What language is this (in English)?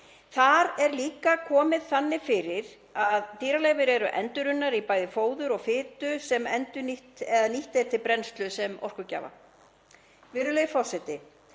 Icelandic